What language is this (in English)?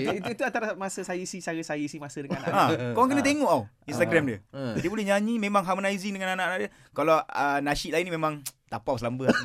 Malay